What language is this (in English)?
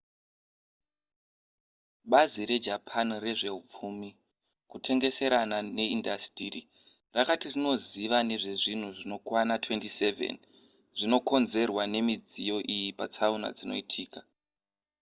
Shona